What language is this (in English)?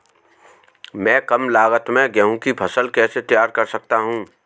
Hindi